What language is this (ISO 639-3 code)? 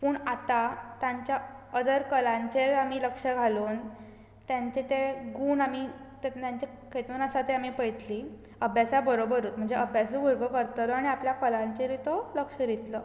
kok